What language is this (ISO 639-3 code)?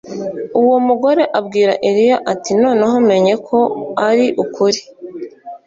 kin